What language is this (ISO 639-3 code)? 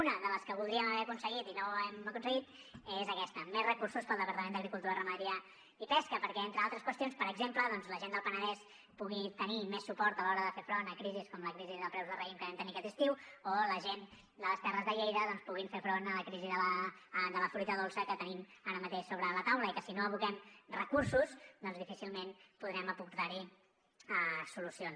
cat